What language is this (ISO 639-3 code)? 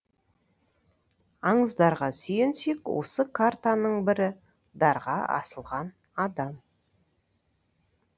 kaz